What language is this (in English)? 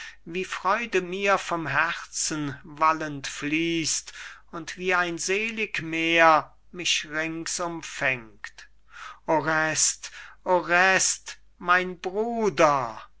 German